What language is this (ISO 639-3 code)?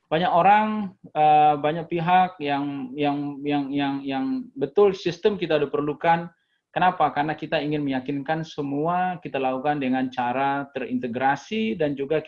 ind